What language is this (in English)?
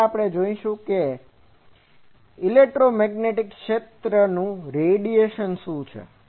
Gujarati